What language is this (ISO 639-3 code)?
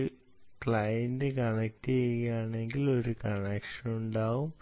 mal